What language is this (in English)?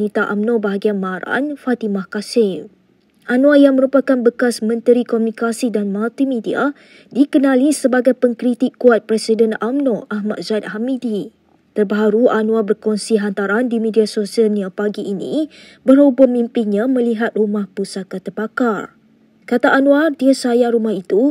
Malay